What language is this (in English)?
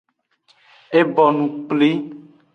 Aja (Benin)